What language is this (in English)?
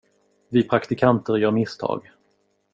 Swedish